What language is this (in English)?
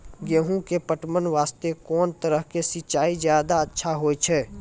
Maithili